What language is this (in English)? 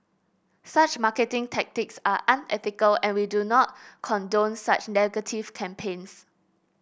English